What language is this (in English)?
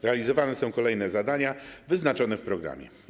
Polish